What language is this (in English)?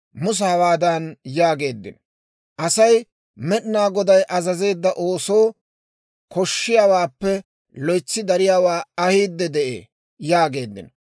Dawro